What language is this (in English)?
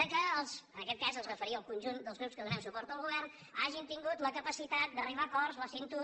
Catalan